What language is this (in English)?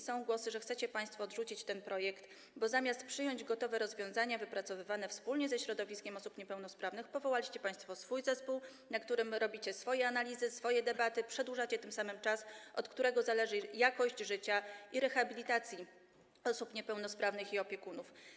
Polish